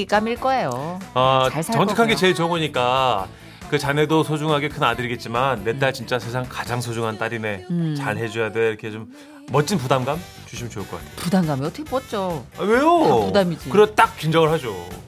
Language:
Korean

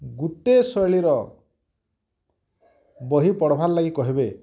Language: Odia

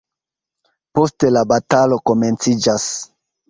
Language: Esperanto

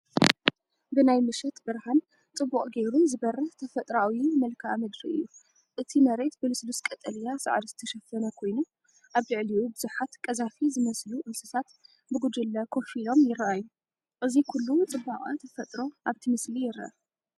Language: Tigrinya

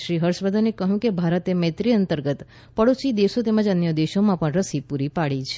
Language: Gujarati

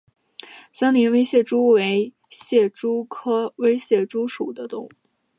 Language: Chinese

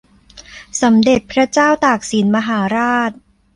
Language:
Thai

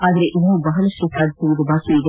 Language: Kannada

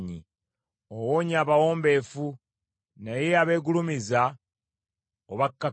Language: Ganda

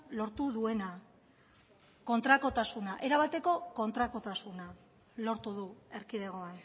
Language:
Basque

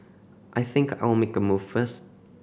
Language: English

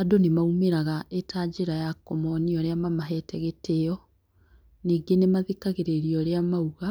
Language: Kikuyu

